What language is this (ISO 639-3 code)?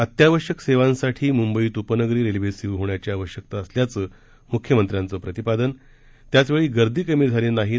mar